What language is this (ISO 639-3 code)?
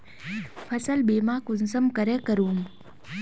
mag